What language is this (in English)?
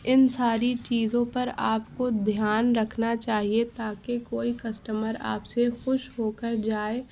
Urdu